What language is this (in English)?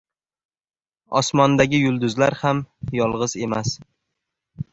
Uzbek